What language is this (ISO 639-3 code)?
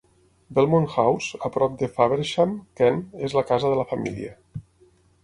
cat